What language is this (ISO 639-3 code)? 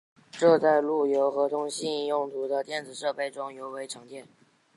zho